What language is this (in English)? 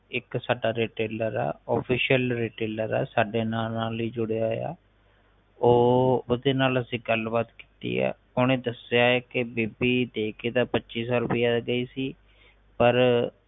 Punjabi